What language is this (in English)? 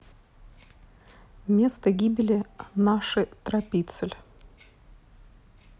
Russian